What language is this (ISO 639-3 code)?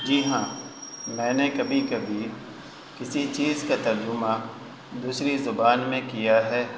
urd